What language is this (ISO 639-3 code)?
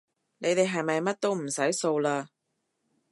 yue